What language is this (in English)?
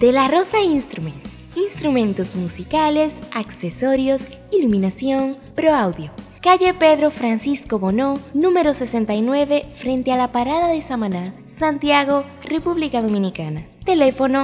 Spanish